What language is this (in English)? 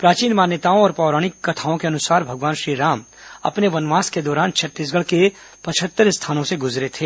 Hindi